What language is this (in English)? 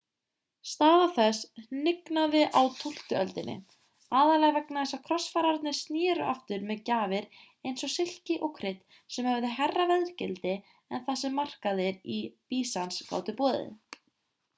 Icelandic